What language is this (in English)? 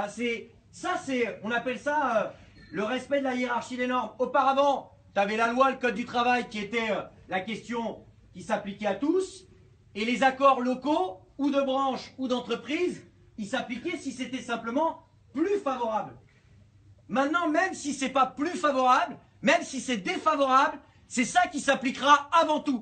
French